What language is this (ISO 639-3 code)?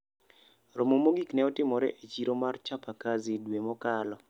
luo